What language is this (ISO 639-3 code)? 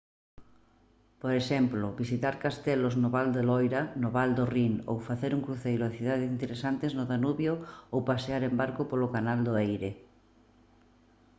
glg